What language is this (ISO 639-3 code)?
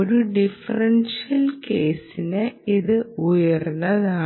mal